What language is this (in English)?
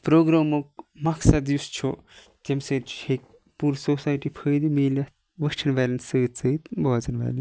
Kashmiri